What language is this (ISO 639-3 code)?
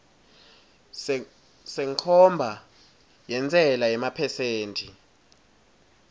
ssw